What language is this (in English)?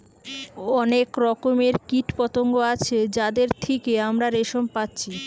Bangla